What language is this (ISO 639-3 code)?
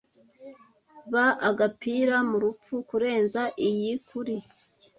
kin